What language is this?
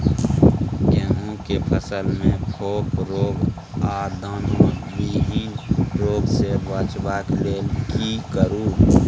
Maithili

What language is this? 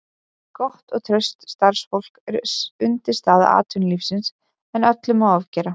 Icelandic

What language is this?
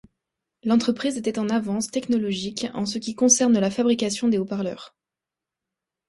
French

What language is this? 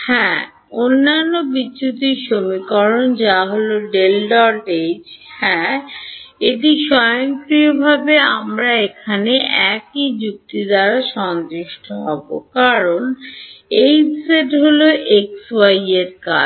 Bangla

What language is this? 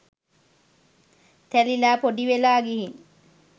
Sinhala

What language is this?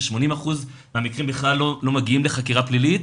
Hebrew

